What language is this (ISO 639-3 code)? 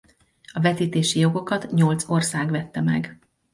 hun